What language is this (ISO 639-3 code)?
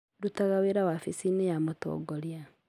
kik